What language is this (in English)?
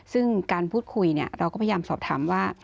Thai